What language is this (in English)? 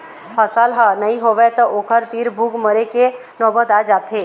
Chhattisgarhi